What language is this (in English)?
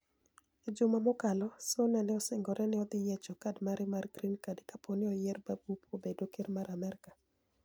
Luo (Kenya and Tanzania)